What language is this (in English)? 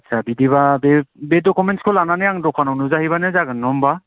Bodo